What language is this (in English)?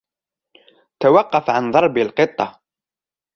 Arabic